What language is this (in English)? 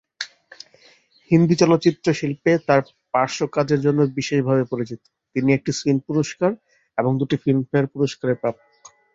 Bangla